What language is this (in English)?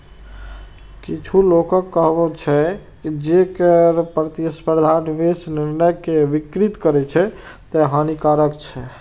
Maithili